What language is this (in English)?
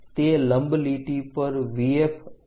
Gujarati